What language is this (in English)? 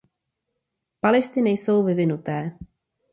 Czech